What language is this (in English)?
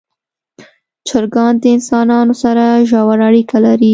Pashto